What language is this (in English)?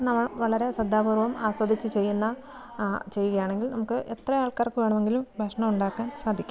Malayalam